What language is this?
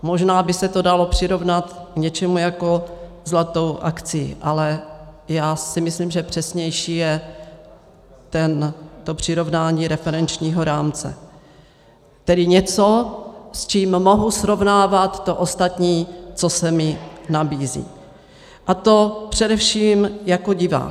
Czech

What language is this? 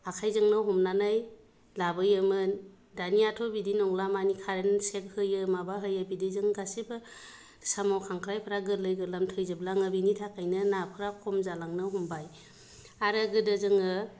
Bodo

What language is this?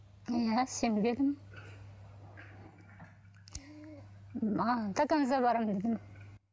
Kazakh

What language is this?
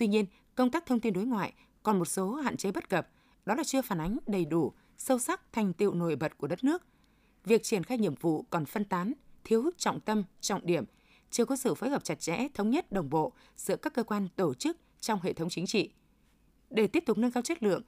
Vietnamese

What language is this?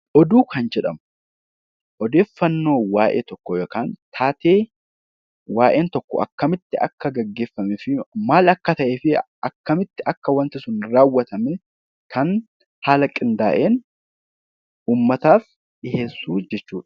Oromo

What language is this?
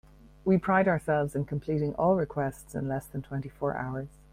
English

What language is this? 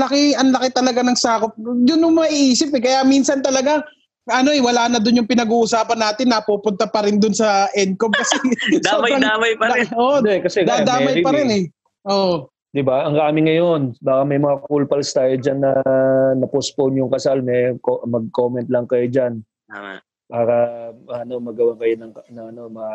Filipino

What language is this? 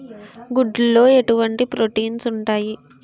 Telugu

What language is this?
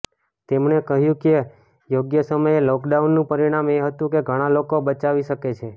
Gujarati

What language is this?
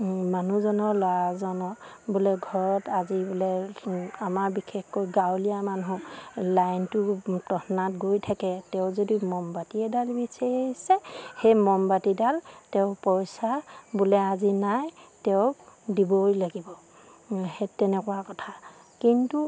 Assamese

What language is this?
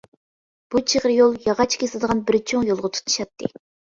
Uyghur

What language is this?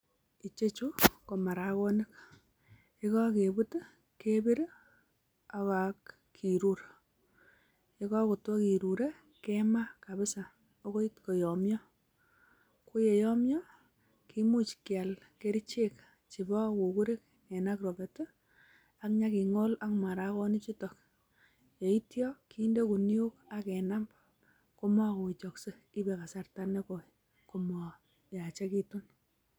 Kalenjin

